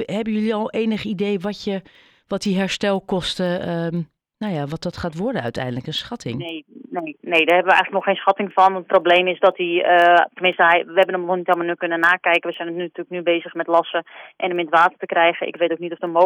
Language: Dutch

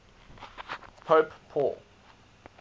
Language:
English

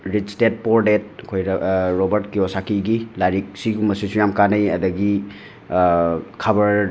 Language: Manipuri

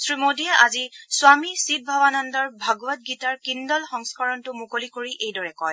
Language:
Assamese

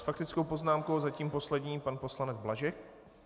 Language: Czech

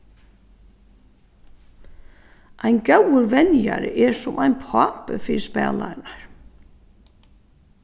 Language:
Faroese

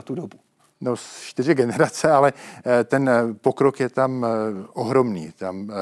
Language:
Czech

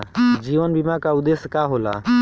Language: Bhojpuri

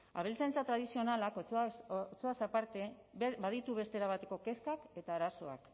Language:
Basque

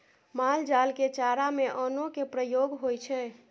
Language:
Maithili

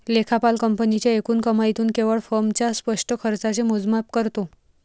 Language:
Marathi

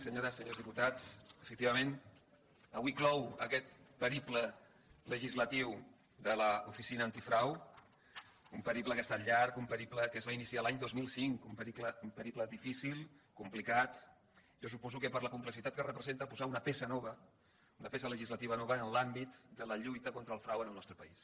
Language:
Catalan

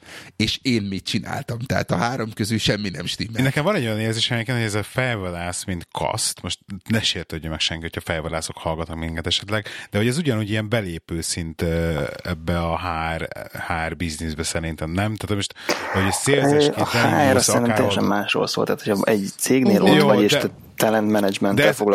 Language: Hungarian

